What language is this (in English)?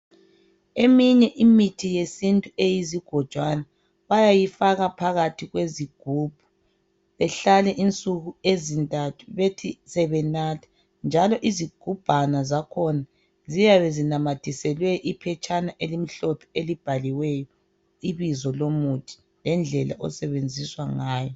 North Ndebele